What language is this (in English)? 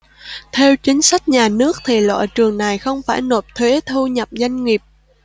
Vietnamese